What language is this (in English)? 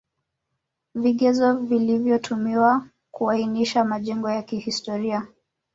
Swahili